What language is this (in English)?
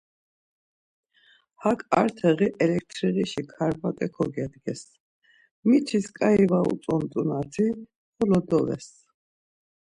Laz